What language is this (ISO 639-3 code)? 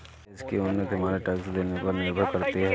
hin